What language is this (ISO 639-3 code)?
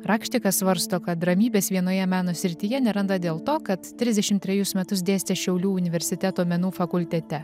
lit